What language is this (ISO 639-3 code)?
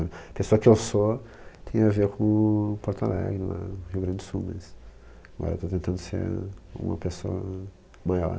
por